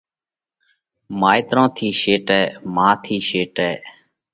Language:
Parkari Koli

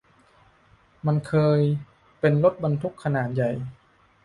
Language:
Thai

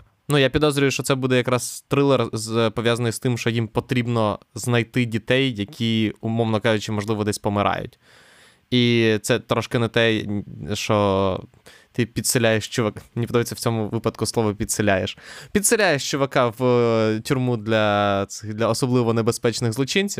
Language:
Ukrainian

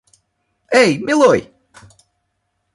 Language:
Russian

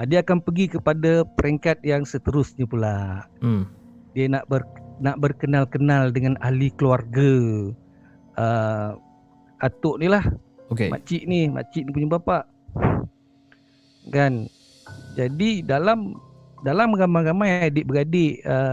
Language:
Malay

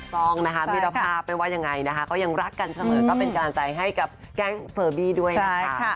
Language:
Thai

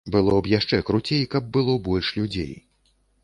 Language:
Belarusian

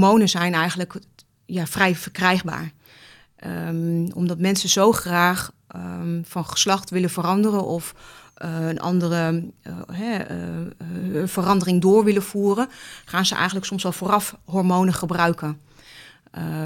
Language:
Dutch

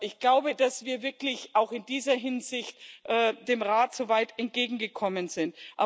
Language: German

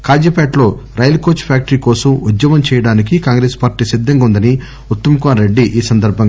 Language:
Telugu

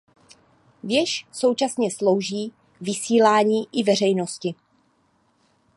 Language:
Czech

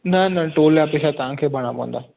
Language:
Sindhi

